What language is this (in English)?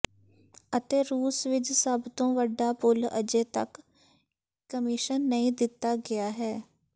Punjabi